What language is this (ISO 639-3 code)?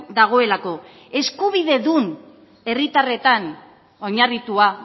eus